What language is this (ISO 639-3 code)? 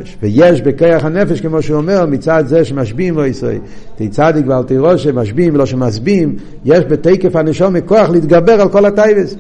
heb